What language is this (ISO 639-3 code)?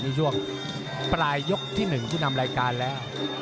tha